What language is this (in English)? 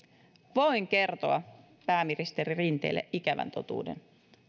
Finnish